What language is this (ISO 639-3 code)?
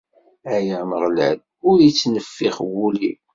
kab